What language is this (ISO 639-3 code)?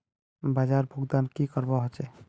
mag